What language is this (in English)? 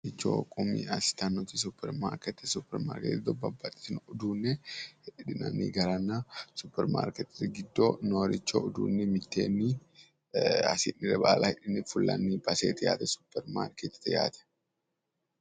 Sidamo